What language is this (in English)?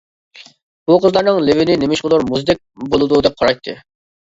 Uyghur